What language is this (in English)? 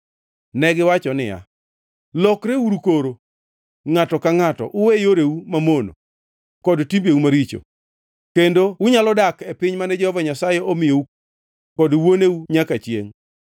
Luo (Kenya and Tanzania)